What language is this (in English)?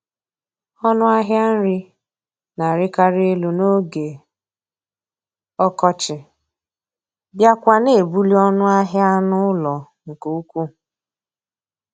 Igbo